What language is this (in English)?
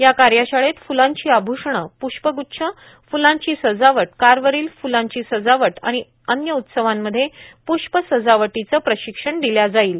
Marathi